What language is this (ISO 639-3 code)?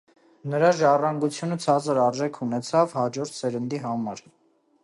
hye